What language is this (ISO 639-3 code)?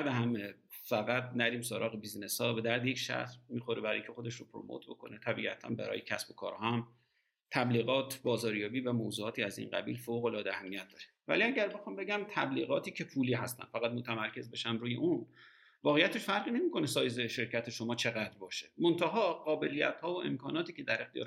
fas